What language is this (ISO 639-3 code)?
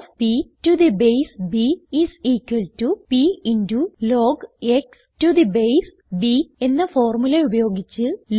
mal